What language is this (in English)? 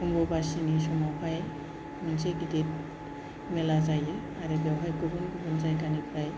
Bodo